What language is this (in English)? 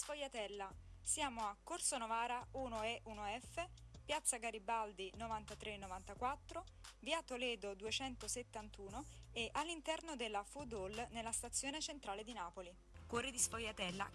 Italian